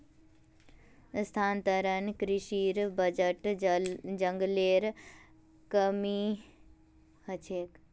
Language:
Magahi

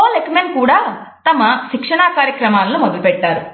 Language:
Telugu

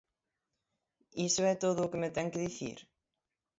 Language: Galician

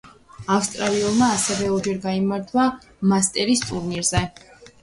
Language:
Georgian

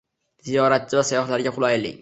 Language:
Uzbek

